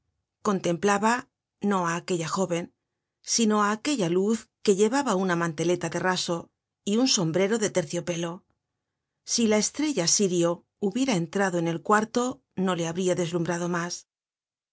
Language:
Spanish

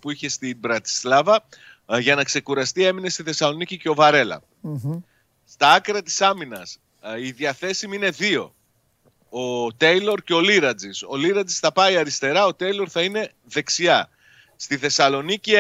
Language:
Greek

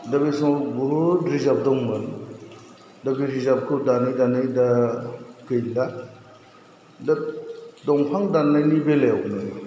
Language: Bodo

